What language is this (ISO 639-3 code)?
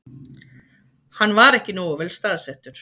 isl